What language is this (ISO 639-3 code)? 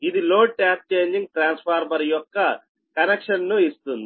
tel